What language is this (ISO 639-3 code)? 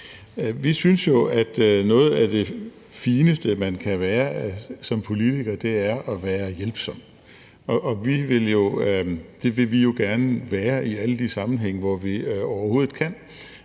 dan